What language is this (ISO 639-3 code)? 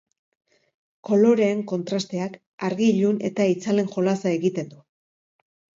eus